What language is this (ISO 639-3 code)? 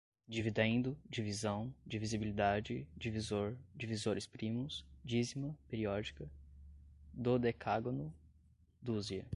por